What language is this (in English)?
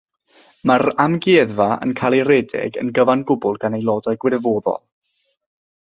Welsh